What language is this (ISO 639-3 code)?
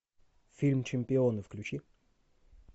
rus